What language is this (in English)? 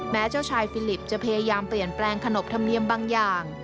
Thai